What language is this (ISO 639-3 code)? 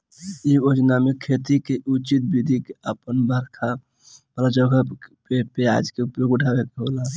bho